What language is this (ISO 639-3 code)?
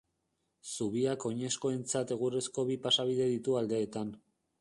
eus